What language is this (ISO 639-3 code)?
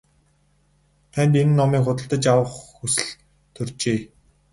mon